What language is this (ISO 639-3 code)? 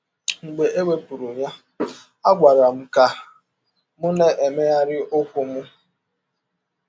ibo